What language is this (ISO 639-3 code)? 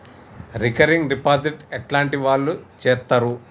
tel